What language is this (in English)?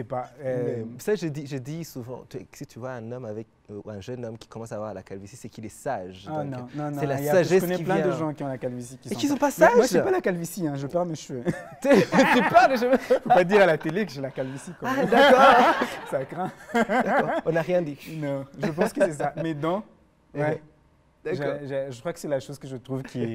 French